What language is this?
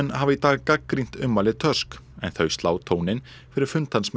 Icelandic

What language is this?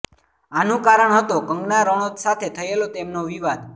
Gujarati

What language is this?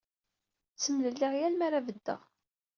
Kabyle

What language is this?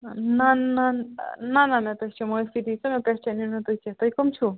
Kashmiri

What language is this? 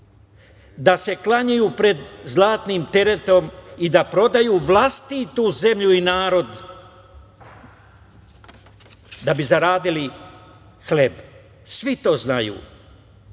Serbian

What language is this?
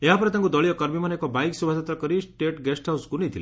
Odia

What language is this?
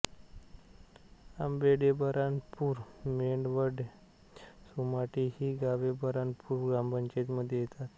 Marathi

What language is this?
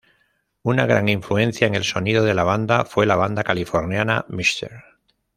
Spanish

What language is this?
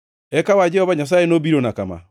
Luo (Kenya and Tanzania)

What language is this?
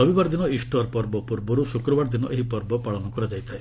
Odia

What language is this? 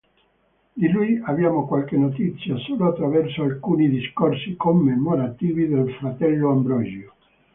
Italian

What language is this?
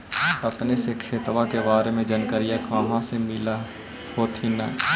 Magahi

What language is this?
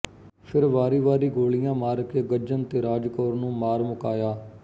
Punjabi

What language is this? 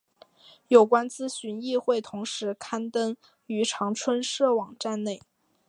Chinese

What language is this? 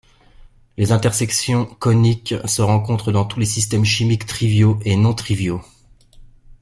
French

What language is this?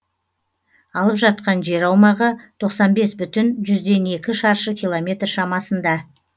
Kazakh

